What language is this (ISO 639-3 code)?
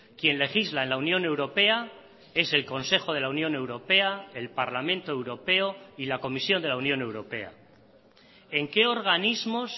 spa